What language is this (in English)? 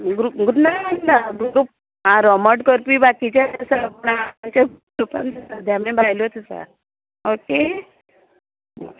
Konkani